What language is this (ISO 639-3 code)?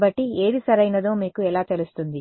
tel